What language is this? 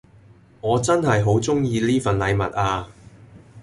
Cantonese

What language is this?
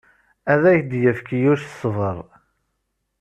Kabyle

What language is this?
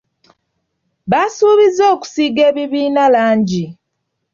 Ganda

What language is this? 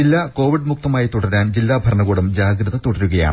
Malayalam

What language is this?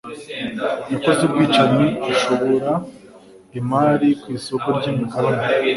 Kinyarwanda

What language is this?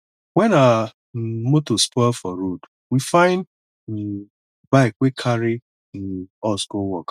Nigerian Pidgin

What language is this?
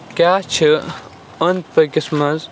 Kashmiri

